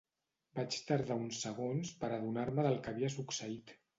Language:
Catalan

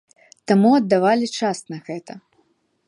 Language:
Belarusian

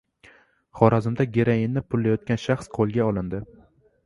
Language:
Uzbek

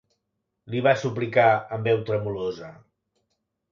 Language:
Catalan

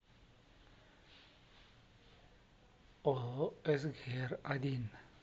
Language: Russian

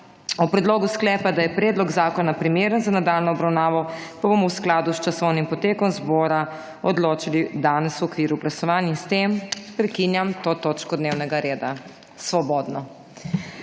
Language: Slovenian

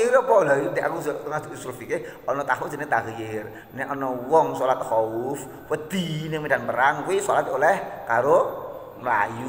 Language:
Indonesian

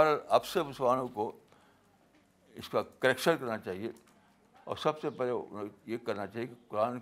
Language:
Urdu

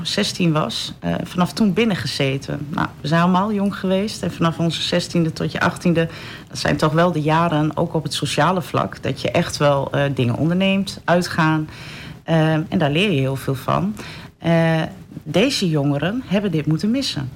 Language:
Dutch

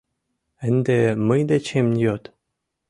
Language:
Mari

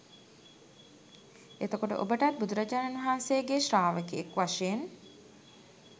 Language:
Sinhala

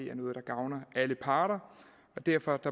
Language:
Danish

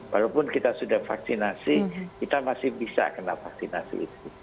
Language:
Indonesian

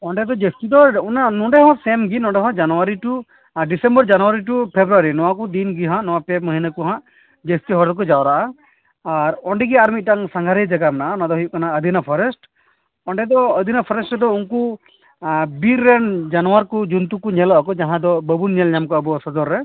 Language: Santali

